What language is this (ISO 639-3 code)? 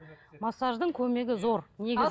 kaz